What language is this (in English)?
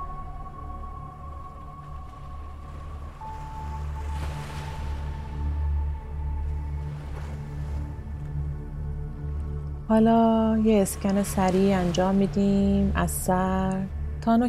Persian